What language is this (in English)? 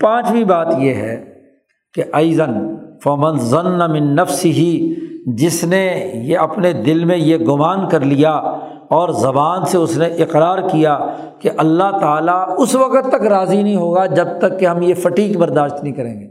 Urdu